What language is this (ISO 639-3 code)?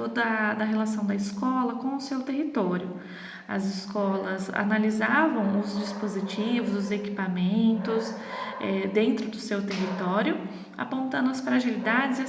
por